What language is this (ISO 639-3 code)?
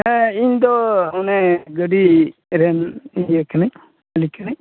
sat